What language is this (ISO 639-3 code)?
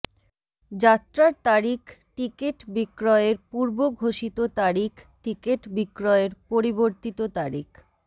ben